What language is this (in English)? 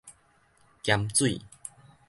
Min Nan Chinese